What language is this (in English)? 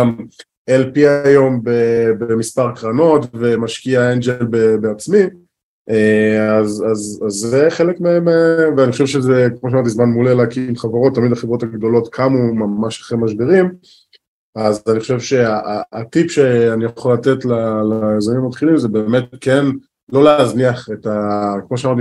Hebrew